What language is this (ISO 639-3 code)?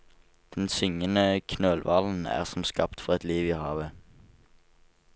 nor